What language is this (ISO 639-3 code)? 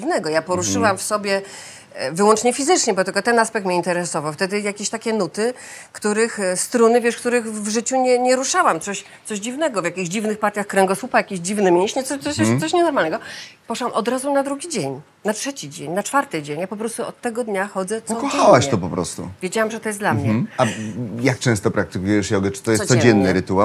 pol